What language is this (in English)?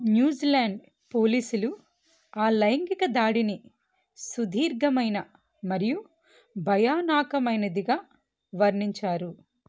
Telugu